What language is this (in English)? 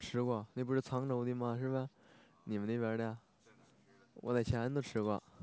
Chinese